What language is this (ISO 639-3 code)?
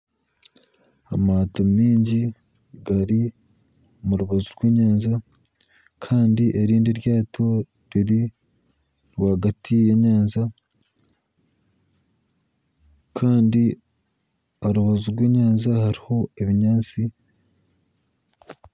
nyn